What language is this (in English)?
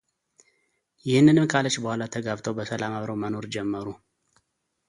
Amharic